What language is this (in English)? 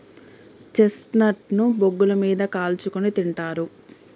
Telugu